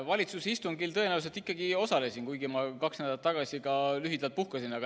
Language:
Estonian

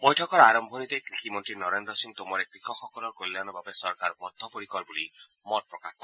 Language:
Assamese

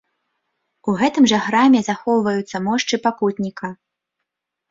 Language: Belarusian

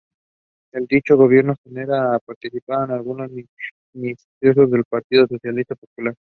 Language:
Spanish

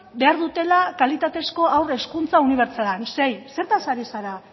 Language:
Basque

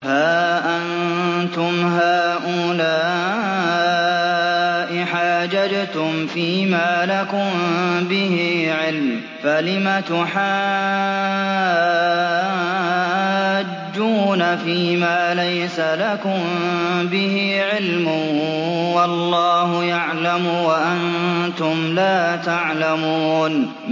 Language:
Arabic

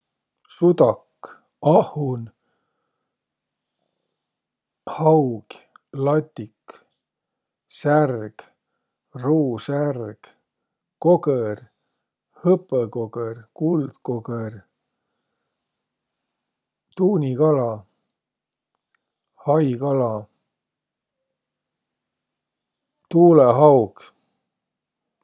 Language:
Võro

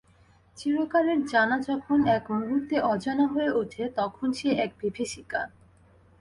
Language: Bangla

